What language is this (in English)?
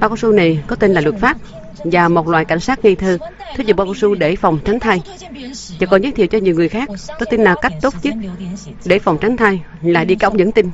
Vietnamese